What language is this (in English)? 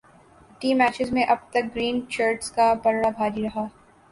Urdu